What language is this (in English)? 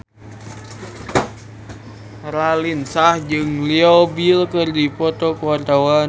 Sundanese